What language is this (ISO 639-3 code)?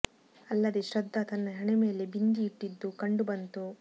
kan